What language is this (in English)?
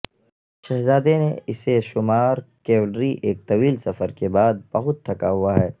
Urdu